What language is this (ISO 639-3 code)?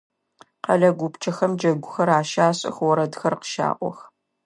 ady